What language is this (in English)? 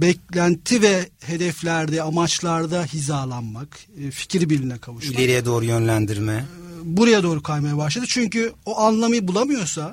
Turkish